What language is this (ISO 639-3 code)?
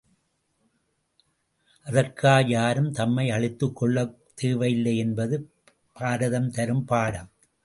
tam